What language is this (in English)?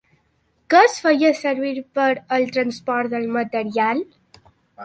Catalan